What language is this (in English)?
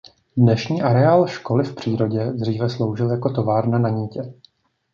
Czech